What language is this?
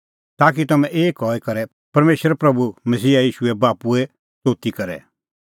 Kullu Pahari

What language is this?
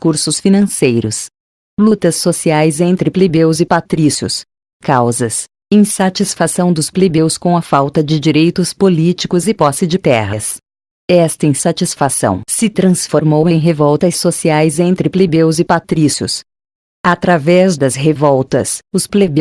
Portuguese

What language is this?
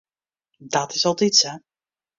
Western Frisian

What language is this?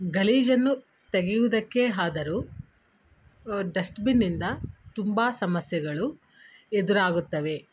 Kannada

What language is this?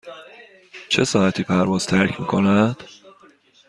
Persian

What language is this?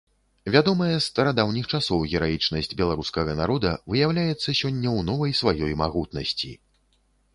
Belarusian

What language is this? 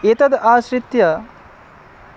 Sanskrit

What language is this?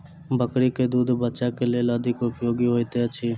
Maithili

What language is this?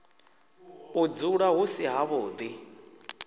Venda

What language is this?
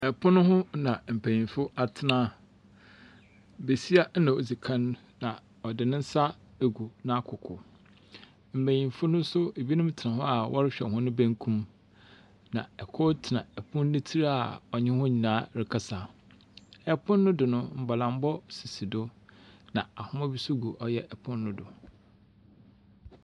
Akan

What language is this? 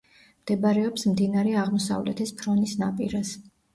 Georgian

